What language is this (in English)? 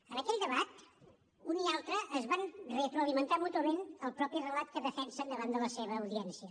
Catalan